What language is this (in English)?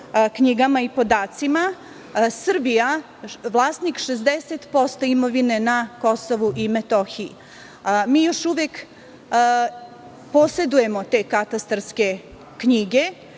Serbian